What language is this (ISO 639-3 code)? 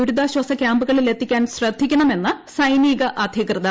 mal